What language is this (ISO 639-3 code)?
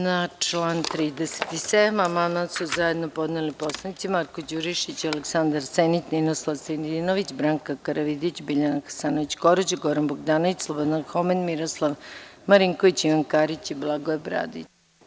srp